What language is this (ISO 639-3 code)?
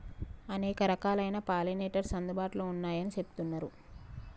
tel